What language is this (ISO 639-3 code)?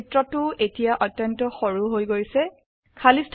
asm